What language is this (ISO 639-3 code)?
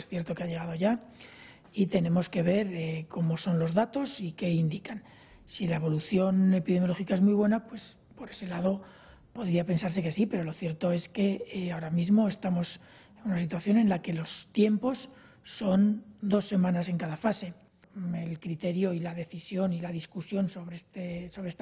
spa